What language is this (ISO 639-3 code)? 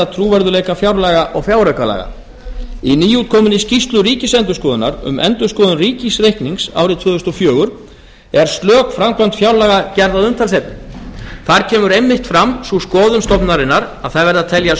isl